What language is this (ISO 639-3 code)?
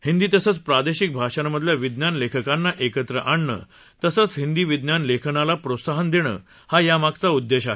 mar